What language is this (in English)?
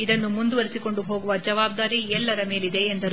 Kannada